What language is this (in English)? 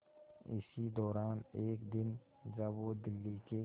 Hindi